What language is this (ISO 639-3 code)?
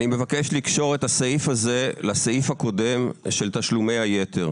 heb